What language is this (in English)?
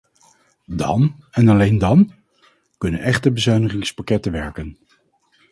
Dutch